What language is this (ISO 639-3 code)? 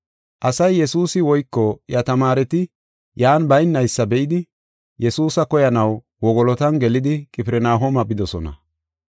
gof